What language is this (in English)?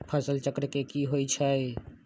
Magahi